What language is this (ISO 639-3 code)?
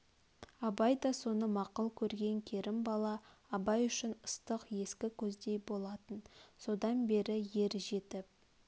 kaz